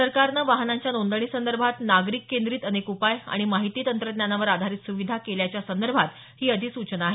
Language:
Marathi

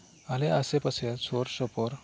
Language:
Santali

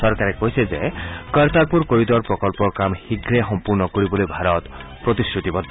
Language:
Assamese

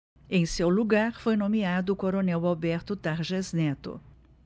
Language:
Portuguese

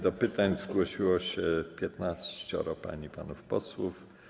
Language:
Polish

